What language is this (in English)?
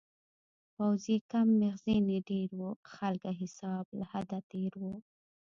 Pashto